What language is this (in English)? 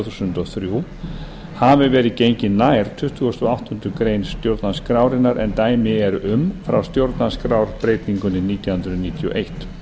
Icelandic